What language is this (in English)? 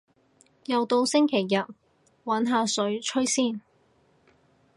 Cantonese